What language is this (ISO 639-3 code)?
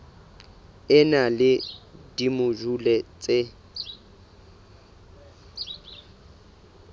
sot